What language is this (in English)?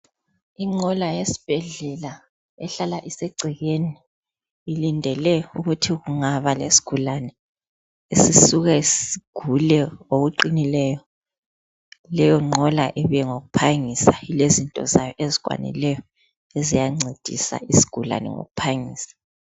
North Ndebele